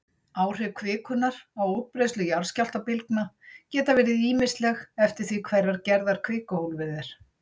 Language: Icelandic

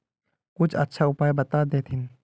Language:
Magahi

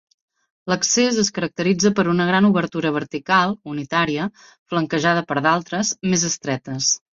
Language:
Catalan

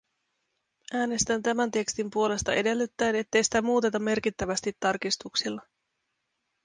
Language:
Finnish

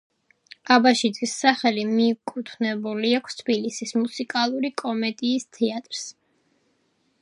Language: Georgian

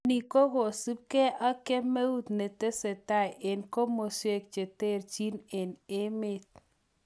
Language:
Kalenjin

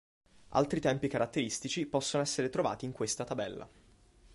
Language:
Italian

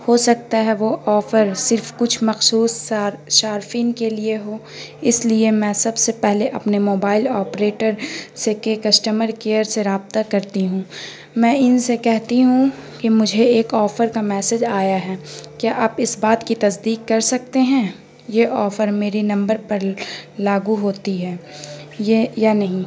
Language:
Urdu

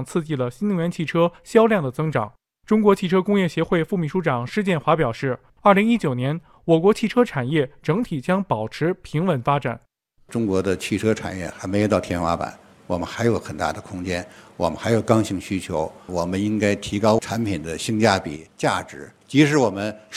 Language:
Chinese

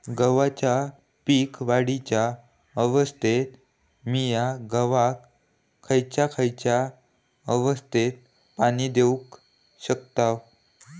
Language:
Marathi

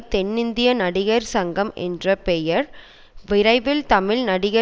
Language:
Tamil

